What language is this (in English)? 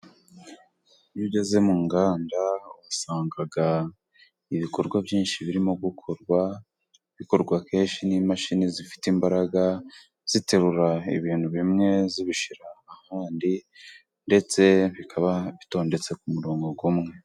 Kinyarwanda